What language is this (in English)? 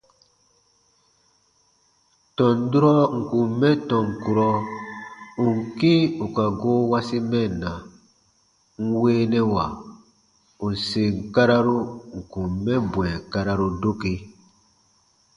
Baatonum